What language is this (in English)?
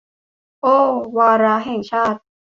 Thai